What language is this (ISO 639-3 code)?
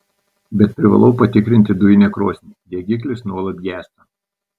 lit